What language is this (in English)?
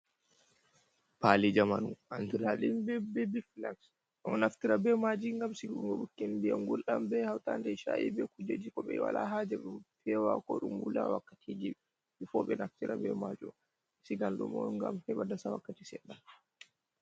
Fula